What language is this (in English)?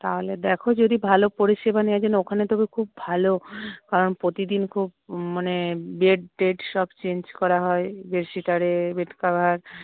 Bangla